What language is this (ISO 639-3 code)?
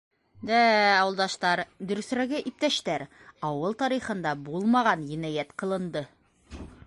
bak